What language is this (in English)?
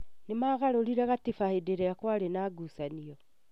Kikuyu